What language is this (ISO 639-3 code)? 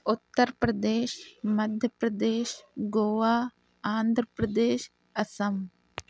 urd